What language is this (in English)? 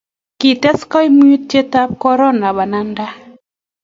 Kalenjin